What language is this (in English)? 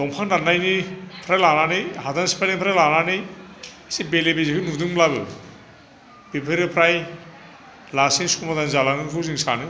Bodo